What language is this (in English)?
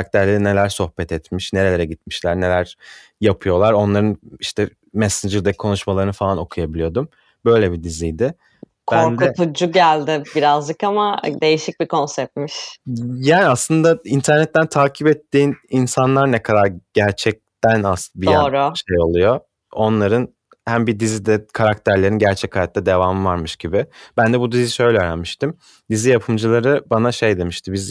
Turkish